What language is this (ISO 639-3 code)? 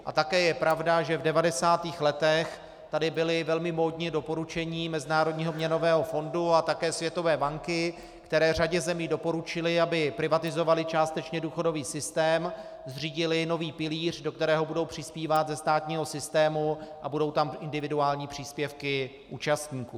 ces